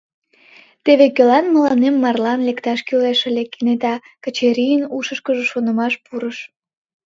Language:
Mari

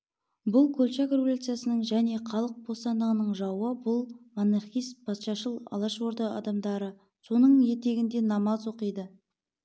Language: Kazakh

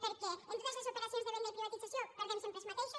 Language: Catalan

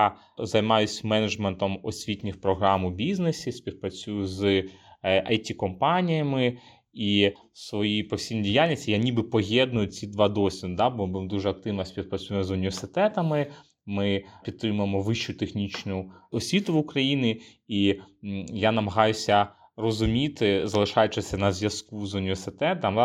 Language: Ukrainian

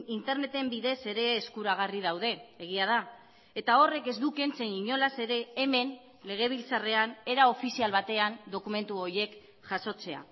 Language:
Basque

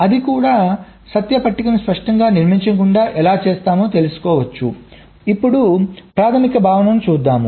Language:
Telugu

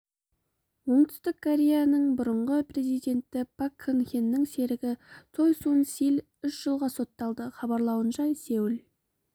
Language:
Kazakh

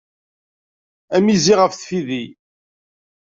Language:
Kabyle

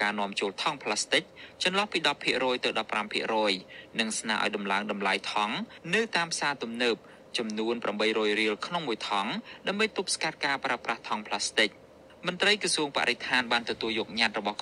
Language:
Thai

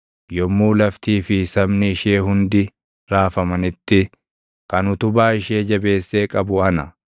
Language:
Oromo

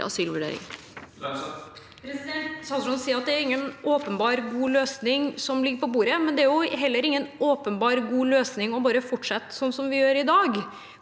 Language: Norwegian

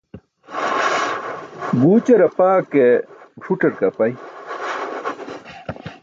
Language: Burushaski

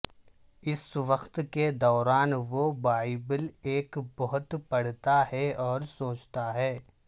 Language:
Urdu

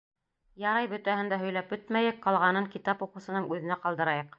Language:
Bashkir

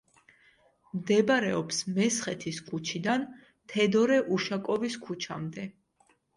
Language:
Georgian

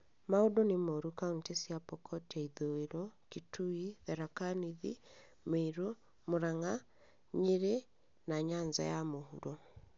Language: Kikuyu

